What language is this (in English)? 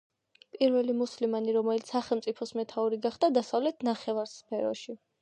Georgian